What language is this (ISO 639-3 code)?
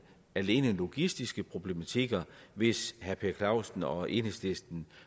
dan